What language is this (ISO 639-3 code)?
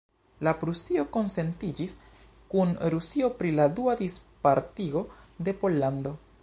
epo